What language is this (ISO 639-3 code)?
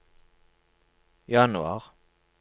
nor